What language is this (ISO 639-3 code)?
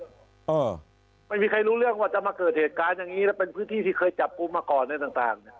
tha